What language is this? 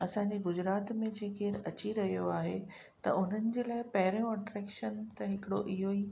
Sindhi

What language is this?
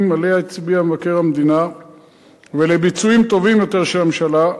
Hebrew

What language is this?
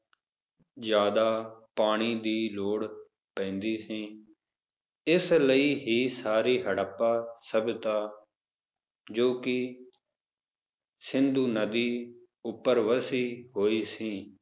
Punjabi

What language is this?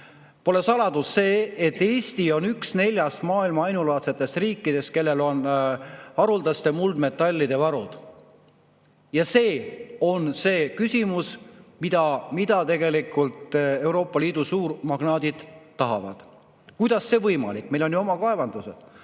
Estonian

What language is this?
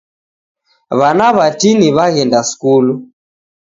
Taita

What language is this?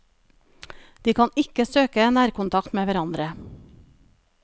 Norwegian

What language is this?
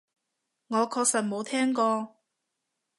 Cantonese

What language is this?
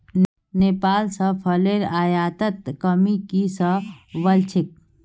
Magahi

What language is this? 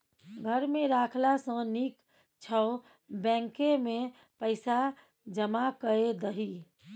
Maithili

